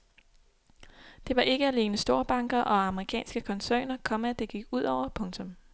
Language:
Danish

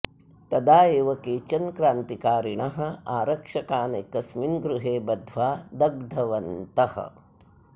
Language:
Sanskrit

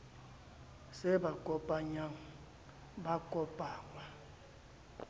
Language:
Southern Sotho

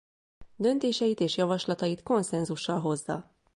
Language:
Hungarian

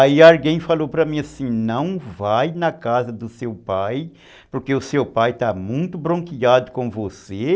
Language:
Portuguese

